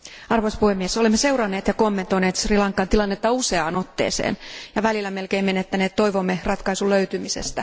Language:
Finnish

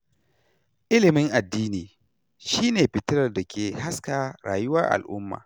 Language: Hausa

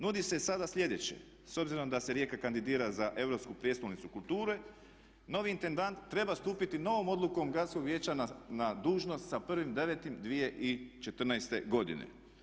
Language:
Croatian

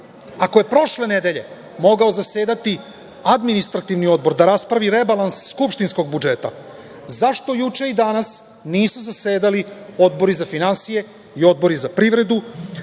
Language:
Serbian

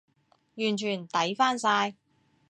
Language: Cantonese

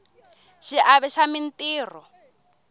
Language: Tsonga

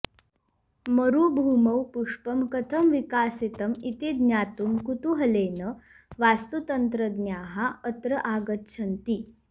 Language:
Sanskrit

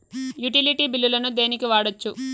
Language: Telugu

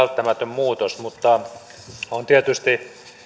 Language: Finnish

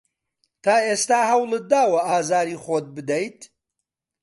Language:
Central Kurdish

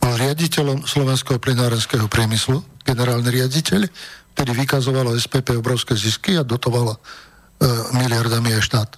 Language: Slovak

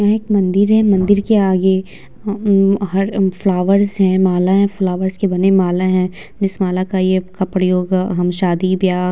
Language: Hindi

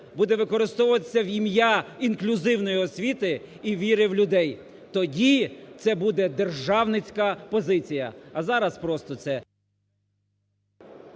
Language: Ukrainian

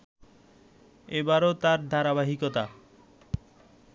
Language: Bangla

